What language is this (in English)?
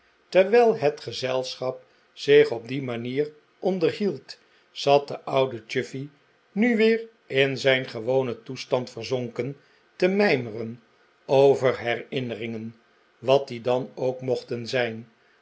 Dutch